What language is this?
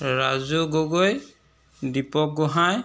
Assamese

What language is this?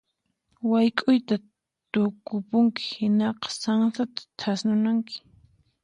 Puno Quechua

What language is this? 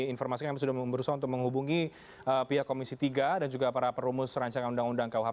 Indonesian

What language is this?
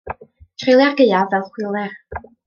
Welsh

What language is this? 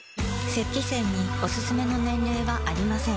Japanese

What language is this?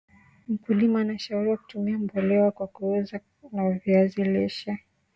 Swahili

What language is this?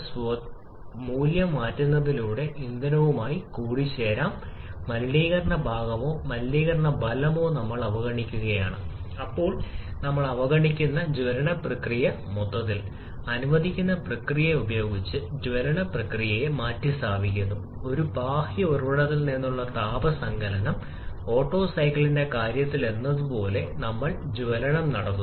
Malayalam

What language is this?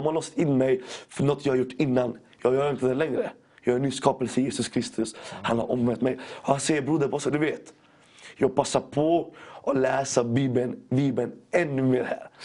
Swedish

